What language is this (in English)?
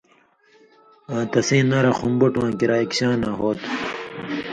Indus Kohistani